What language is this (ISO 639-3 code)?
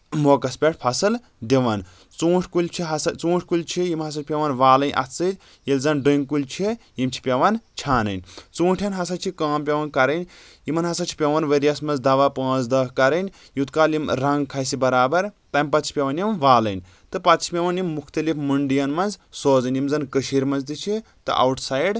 kas